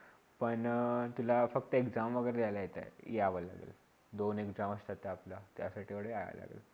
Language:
Marathi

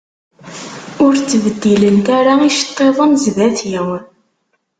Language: Kabyle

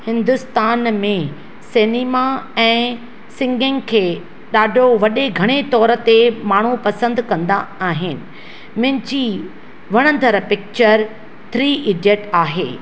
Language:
Sindhi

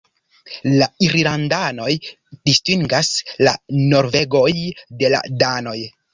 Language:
Esperanto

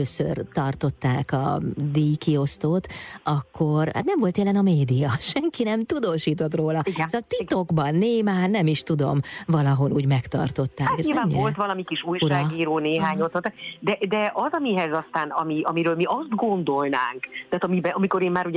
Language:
Hungarian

